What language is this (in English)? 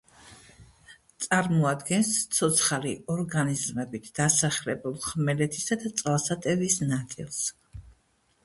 Georgian